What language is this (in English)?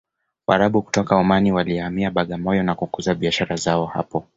Swahili